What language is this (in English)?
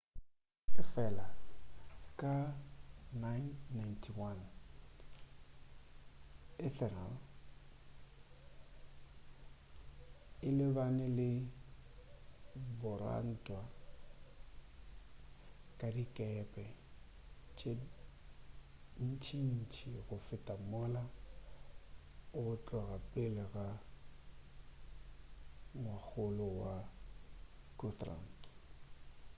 Northern Sotho